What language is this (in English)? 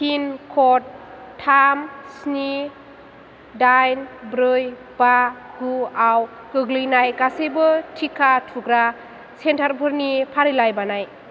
Bodo